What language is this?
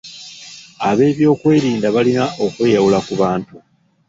Ganda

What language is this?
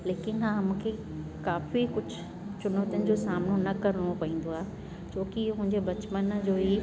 Sindhi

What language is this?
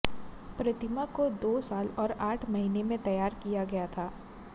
Hindi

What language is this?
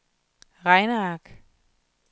Danish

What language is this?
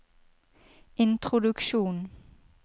Norwegian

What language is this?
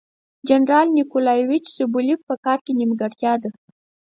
Pashto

